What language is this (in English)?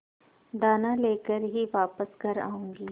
Hindi